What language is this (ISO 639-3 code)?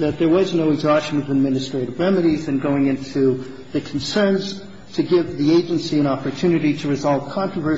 eng